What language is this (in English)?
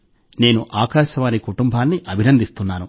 Telugu